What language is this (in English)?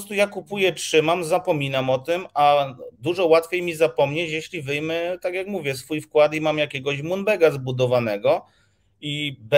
Polish